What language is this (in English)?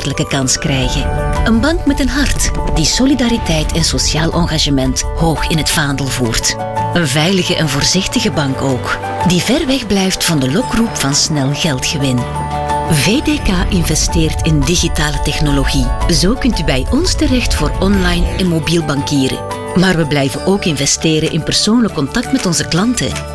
Dutch